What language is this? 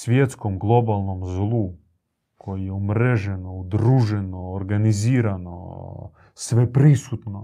Croatian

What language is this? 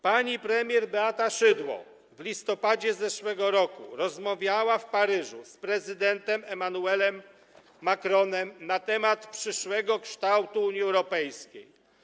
Polish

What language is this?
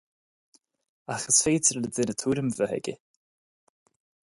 Irish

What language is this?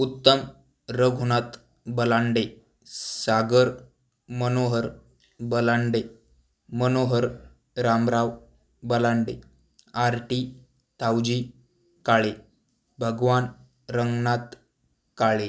Marathi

